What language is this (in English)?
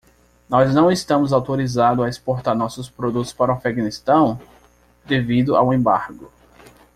Portuguese